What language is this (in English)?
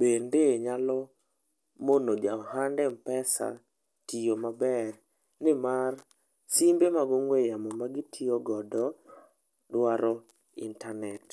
Luo (Kenya and Tanzania)